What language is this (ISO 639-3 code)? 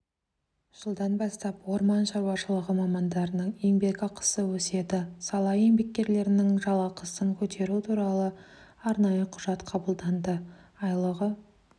kaz